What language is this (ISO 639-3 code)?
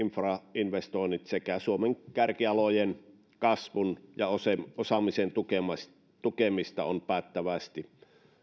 fin